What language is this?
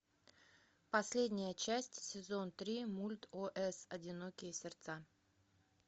Russian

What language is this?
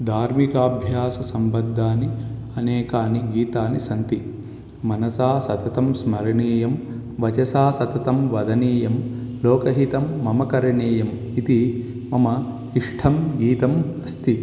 Sanskrit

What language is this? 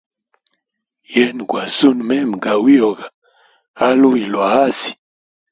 Hemba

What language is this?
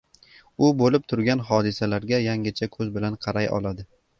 Uzbek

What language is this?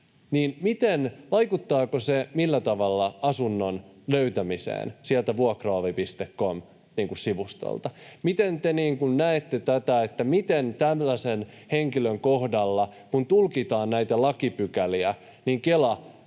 Finnish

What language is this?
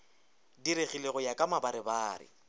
Northern Sotho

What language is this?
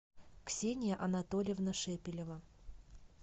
Russian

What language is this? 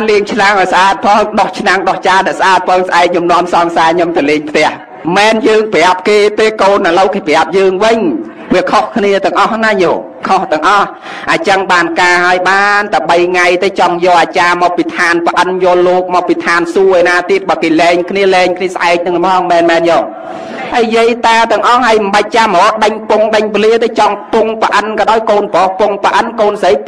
Thai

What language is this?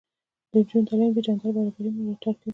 Pashto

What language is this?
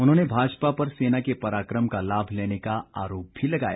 Hindi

